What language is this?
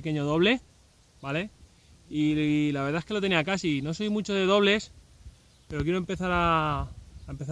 Spanish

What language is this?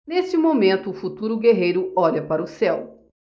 Portuguese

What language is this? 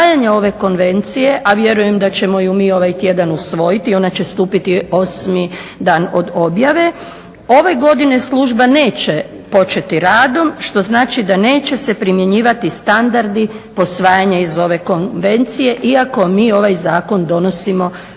Croatian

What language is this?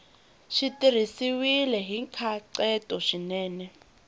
Tsonga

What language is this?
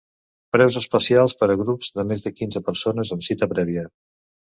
Catalan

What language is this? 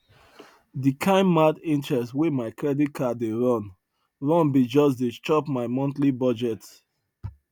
Nigerian Pidgin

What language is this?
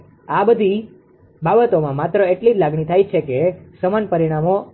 Gujarati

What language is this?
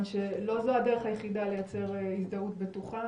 Hebrew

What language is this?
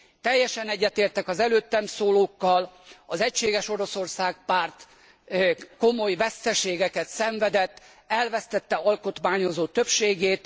Hungarian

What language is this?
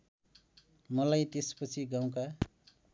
Nepali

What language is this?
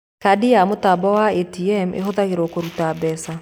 Kikuyu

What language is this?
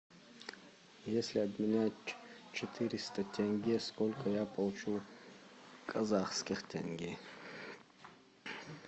Russian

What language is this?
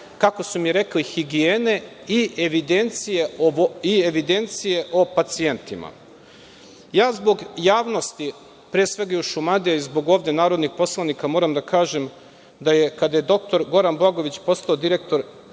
Serbian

